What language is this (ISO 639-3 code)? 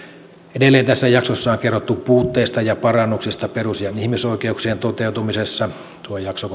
fin